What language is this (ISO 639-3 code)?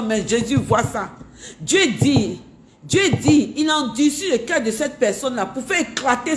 fra